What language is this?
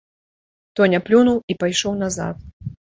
Belarusian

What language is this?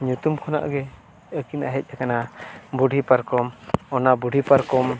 Santali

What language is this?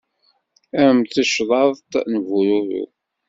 Kabyle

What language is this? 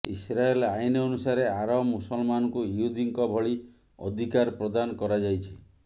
Odia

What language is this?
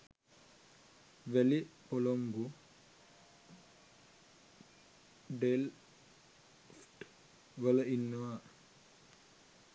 Sinhala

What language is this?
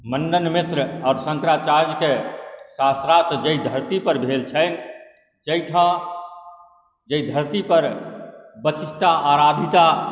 Maithili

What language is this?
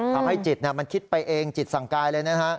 Thai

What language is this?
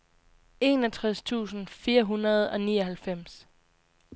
Danish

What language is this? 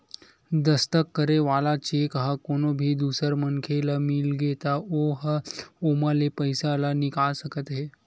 Chhattisgarhi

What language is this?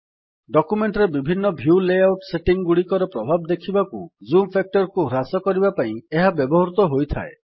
Odia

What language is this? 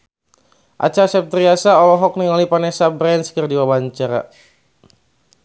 Sundanese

